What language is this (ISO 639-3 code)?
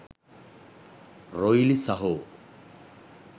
sin